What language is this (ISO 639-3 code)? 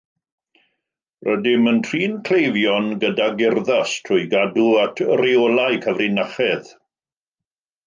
cym